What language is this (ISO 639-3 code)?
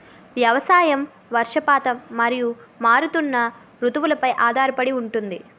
tel